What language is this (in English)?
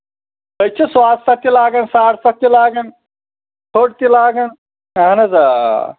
Kashmiri